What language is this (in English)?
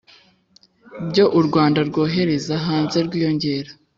Kinyarwanda